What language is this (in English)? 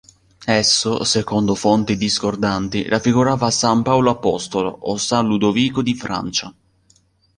Italian